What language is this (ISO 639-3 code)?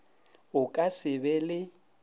nso